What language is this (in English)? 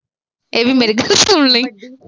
Punjabi